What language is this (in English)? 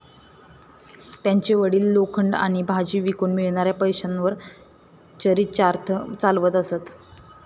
Marathi